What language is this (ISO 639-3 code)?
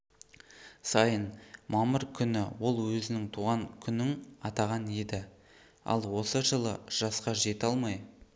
kaz